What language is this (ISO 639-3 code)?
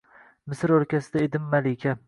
uzb